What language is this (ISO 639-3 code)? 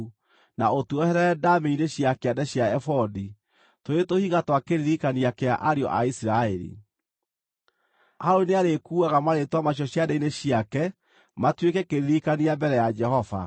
kik